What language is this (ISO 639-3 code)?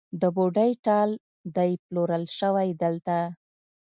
pus